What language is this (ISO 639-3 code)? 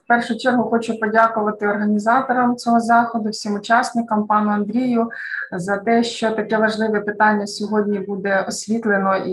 ukr